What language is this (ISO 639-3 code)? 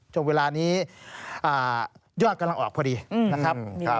tha